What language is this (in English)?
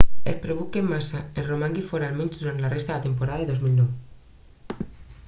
Catalan